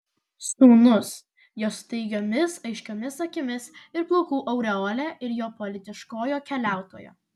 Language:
Lithuanian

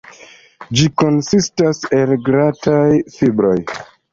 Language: Esperanto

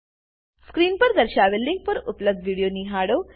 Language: Gujarati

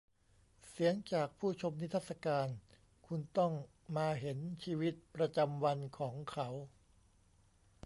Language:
Thai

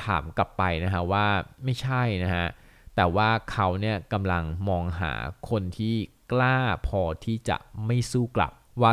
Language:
Thai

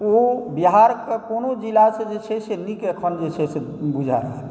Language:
Maithili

